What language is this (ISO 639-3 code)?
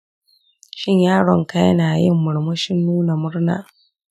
hau